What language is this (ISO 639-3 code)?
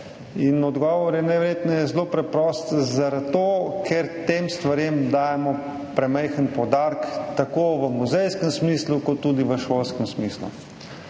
slv